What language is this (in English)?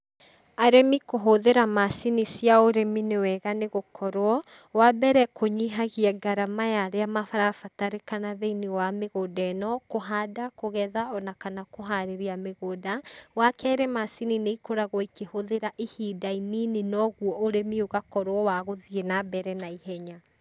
Kikuyu